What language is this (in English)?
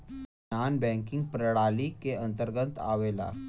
Bhojpuri